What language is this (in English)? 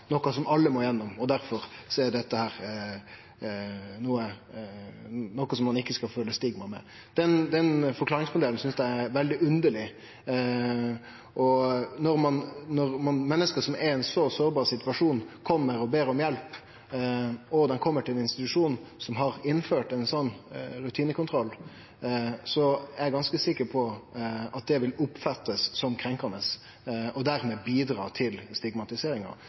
Norwegian Nynorsk